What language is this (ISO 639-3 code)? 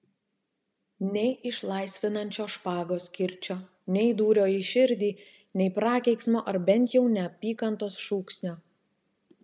lit